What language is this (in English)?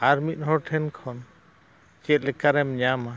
Santali